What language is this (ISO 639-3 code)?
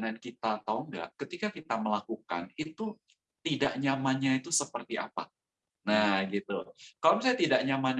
ind